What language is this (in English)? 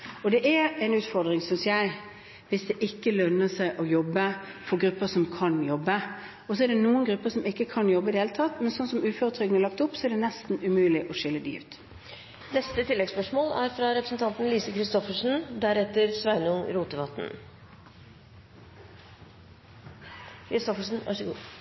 Norwegian